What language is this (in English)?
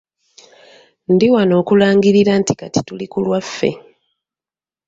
Ganda